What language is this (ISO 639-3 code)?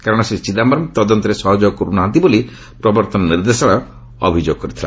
ori